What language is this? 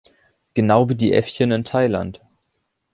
German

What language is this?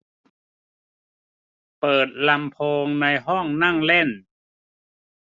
Thai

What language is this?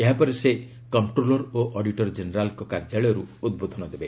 Odia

